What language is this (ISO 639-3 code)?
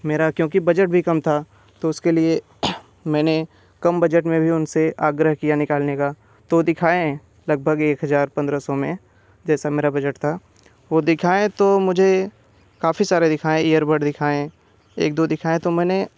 hin